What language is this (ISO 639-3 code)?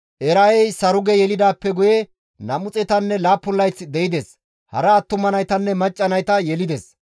gmv